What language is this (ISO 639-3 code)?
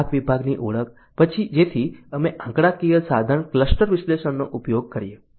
guj